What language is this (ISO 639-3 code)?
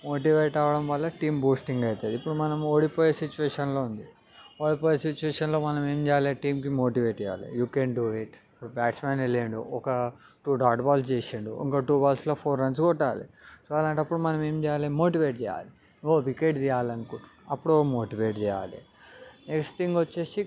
tel